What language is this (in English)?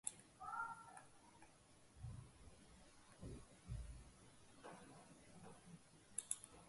Latvian